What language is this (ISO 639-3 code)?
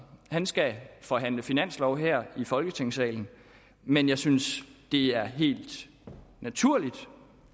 dan